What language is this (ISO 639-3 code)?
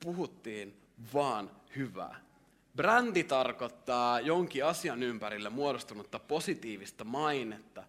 fin